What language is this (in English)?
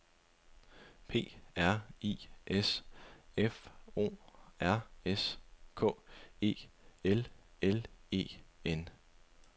Danish